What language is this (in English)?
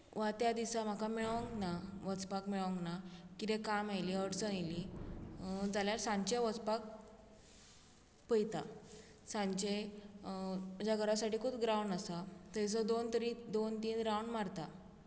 Konkani